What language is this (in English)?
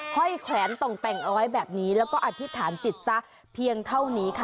Thai